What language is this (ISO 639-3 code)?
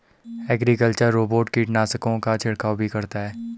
hin